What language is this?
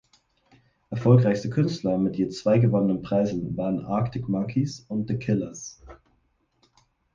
German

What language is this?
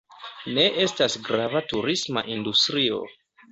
Esperanto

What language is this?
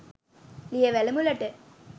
Sinhala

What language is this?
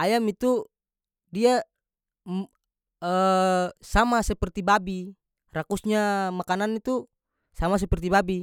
North Moluccan Malay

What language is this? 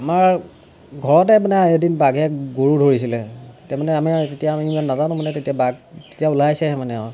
Assamese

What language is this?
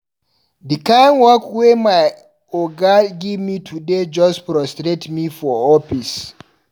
Nigerian Pidgin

